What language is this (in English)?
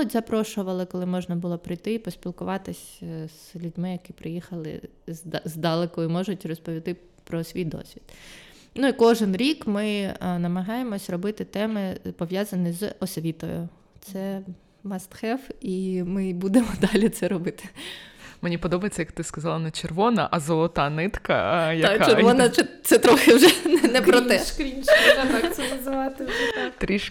Ukrainian